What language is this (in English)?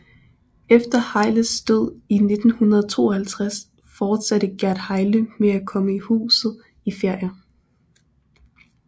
Danish